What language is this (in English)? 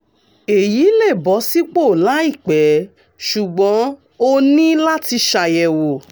Yoruba